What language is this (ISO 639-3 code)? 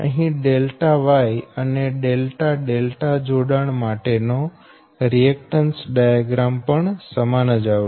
guj